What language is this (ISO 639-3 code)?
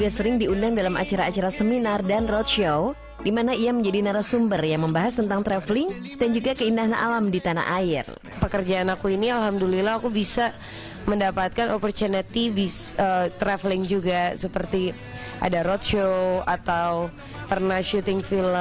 ind